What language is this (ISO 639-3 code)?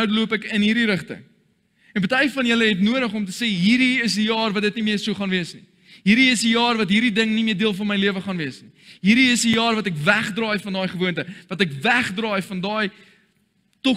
nld